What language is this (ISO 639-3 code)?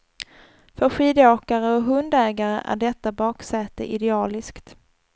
swe